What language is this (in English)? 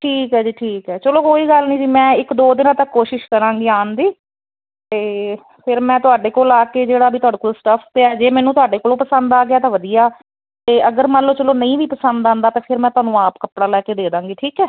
Punjabi